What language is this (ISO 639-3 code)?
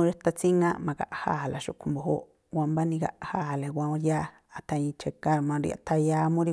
tpl